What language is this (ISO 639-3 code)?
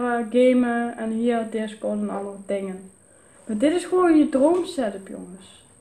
nld